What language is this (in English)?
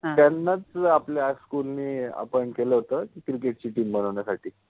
Marathi